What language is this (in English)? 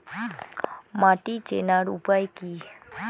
Bangla